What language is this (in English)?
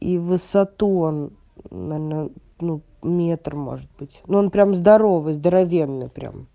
Russian